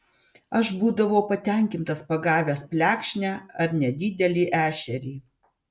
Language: Lithuanian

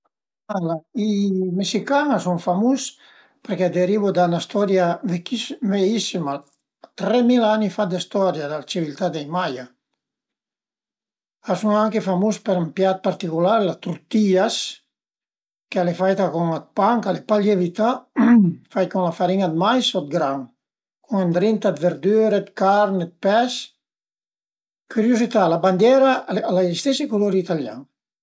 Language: Piedmontese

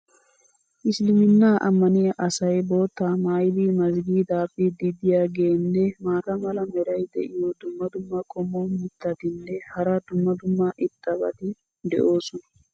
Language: Wolaytta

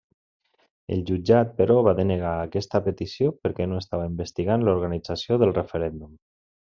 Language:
Catalan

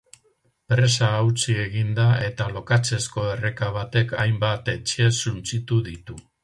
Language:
Basque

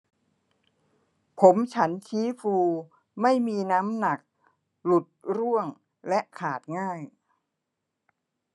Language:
Thai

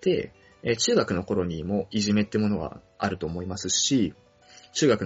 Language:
Japanese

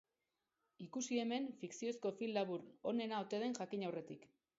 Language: Basque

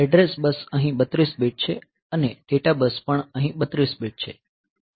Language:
Gujarati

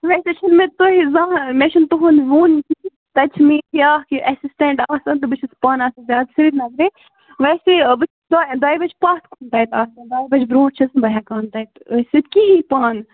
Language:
Kashmiri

